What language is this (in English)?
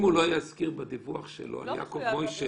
Hebrew